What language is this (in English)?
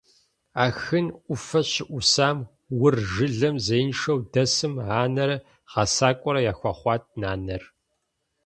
Kabardian